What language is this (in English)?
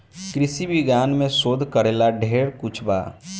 Bhojpuri